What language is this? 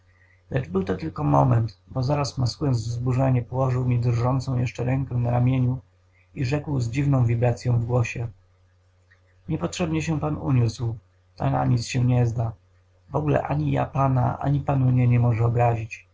Polish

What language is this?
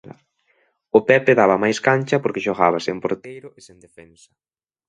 Galician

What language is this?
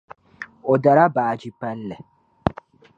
Dagbani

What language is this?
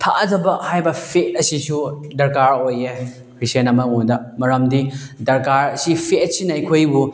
Manipuri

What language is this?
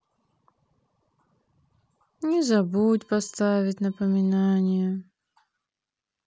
Russian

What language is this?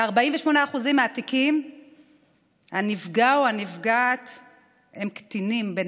Hebrew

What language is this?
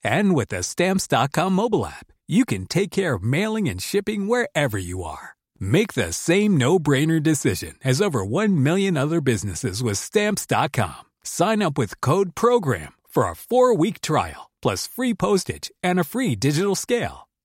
English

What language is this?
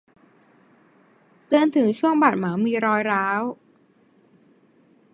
Thai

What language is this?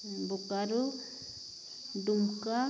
Santali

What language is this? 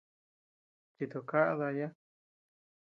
Tepeuxila Cuicatec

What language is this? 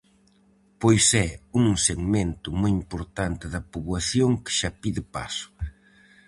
Galician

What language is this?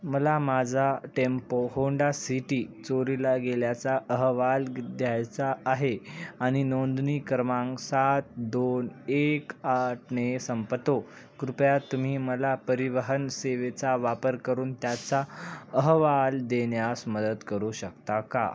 Marathi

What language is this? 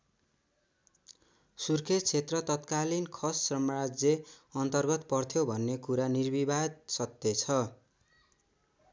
Nepali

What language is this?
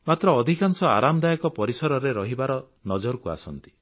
Odia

